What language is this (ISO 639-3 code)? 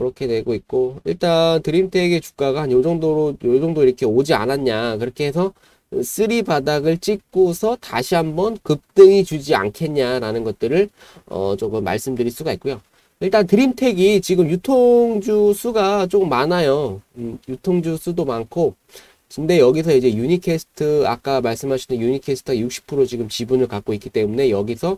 kor